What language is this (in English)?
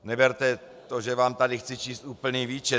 Czech